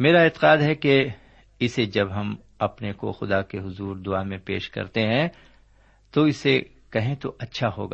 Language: Urdu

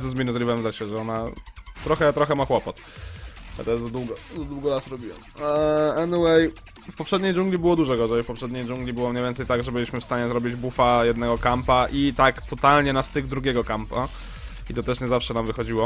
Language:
Polish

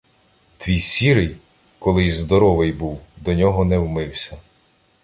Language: Ukrainian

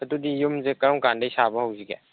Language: Manipuri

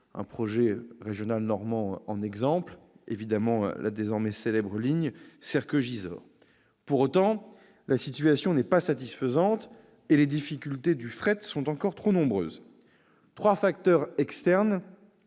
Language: French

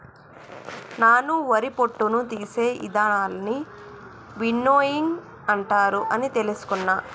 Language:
Telugu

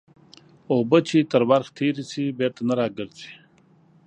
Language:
Pashto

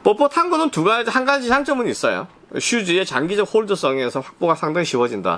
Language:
Korean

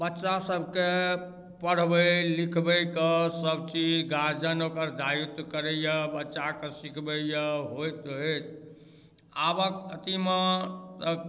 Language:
Maithili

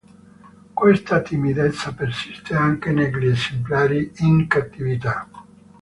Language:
Italian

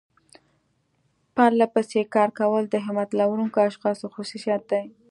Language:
Pashto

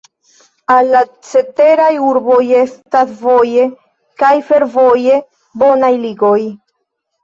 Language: Esperanto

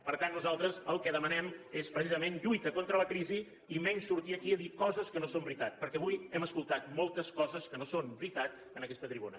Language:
Catalan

